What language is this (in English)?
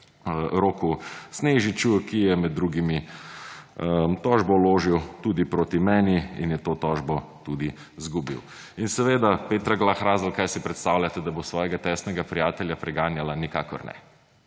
Slovenian